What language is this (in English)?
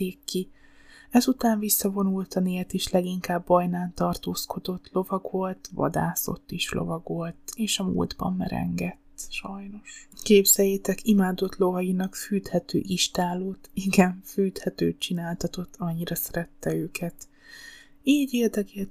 Hungarian